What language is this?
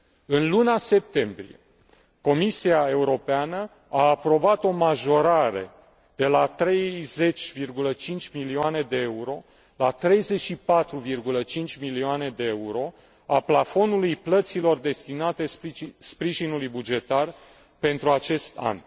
Romanian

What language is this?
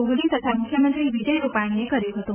Gujarati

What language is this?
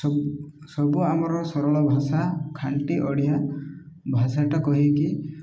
Odia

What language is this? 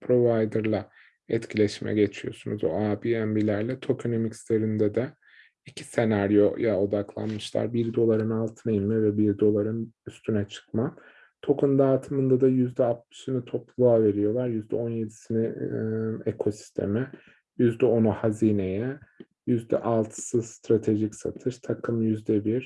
Turkish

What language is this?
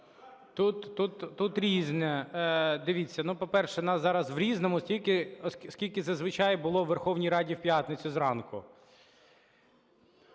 Ukrainian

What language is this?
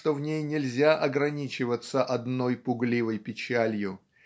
Russian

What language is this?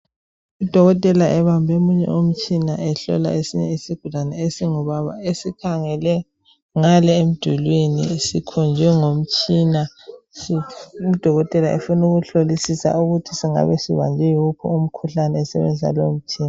North Ndebele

